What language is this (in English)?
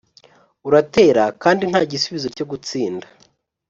Kinyarwanda